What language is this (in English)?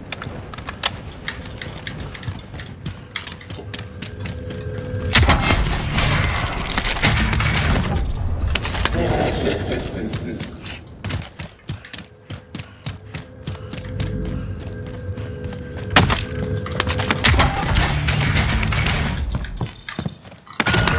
Russian